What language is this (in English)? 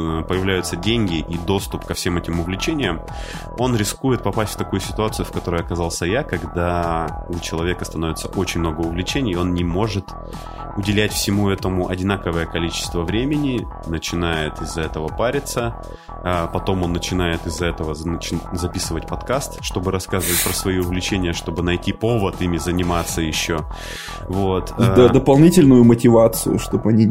Russian